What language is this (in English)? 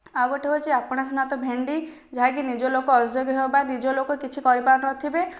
Odia